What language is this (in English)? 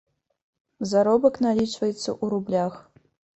Belarusian